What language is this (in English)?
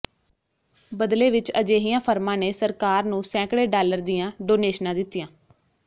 Punjabi